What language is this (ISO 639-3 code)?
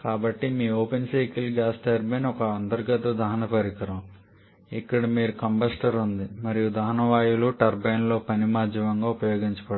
tel